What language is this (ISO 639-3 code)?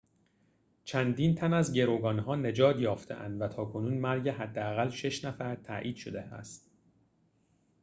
fas